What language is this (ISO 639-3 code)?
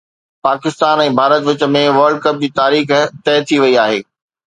snd